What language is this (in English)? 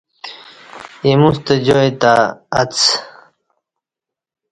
Kati